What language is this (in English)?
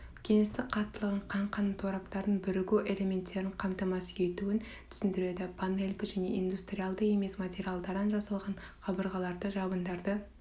Kazakh